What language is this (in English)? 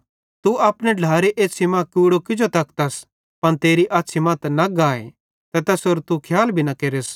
Bhadrawahi